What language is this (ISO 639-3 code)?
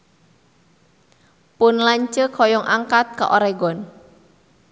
sun